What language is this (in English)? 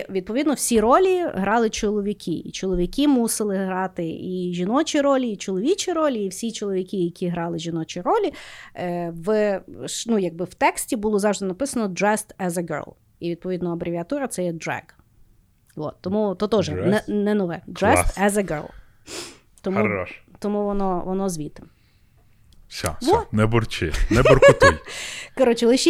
Ukrainian